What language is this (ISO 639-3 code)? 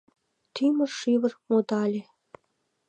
chm